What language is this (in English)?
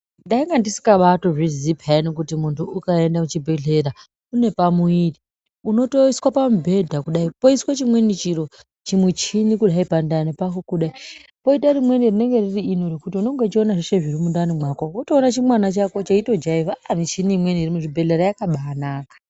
Ndau